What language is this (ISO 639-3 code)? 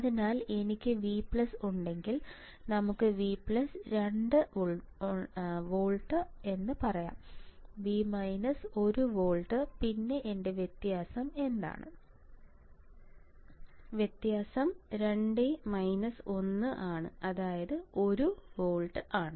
mal